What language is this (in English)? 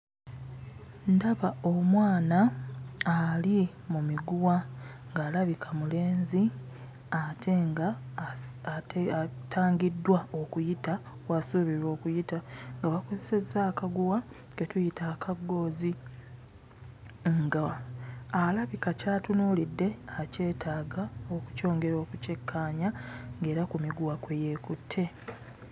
Ganda